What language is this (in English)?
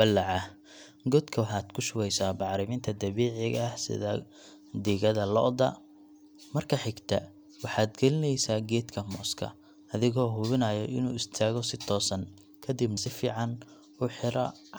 Somali